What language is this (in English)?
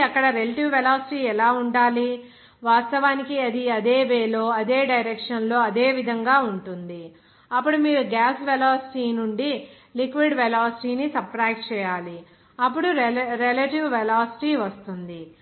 Telugu